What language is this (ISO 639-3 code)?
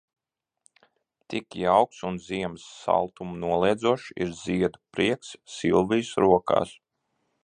lav